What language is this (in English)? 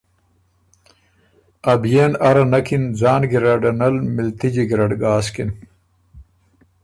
Ormuri